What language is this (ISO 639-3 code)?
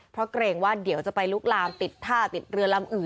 tha